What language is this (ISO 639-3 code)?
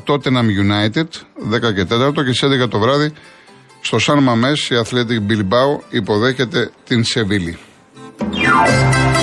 ell